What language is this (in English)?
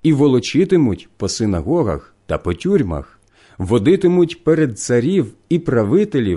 Ukrainian